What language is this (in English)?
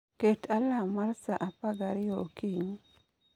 Luo (Kenya and Tanzania)